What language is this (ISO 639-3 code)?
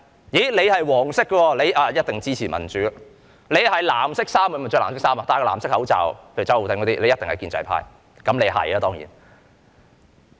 yue